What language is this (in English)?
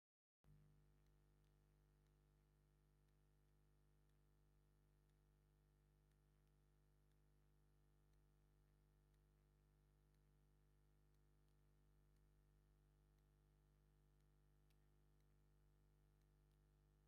Tigrinya